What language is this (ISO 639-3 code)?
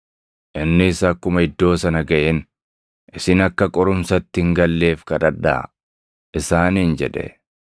orm